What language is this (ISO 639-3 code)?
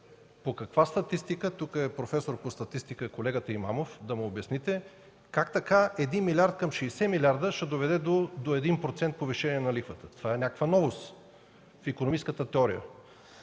bul